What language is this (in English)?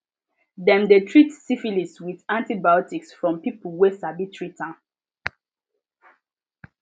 Nigerian Pidgin